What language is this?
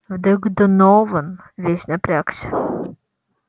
Russian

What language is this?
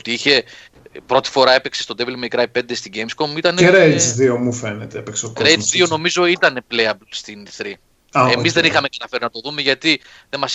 Greek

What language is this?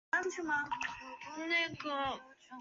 Chinese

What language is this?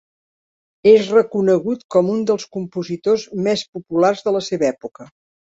Catalan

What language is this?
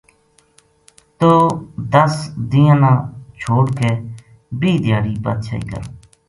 Gujari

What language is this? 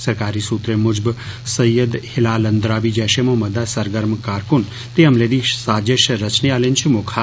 Dogri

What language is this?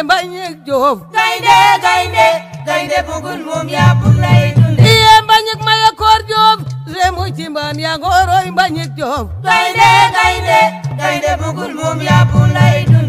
Arabic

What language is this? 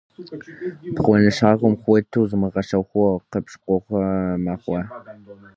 Kabardian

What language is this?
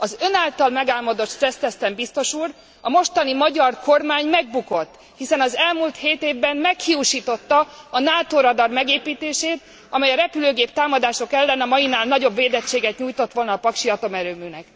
Hungarian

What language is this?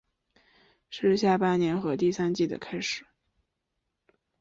Chinese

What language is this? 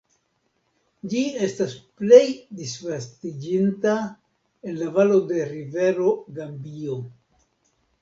Esperanto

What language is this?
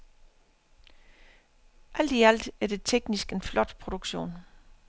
Danish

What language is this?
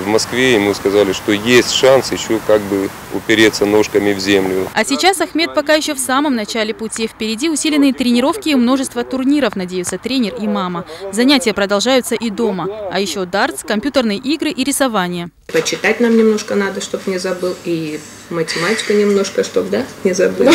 Russian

